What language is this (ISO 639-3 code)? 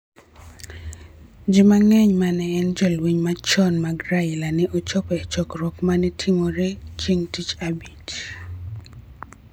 luo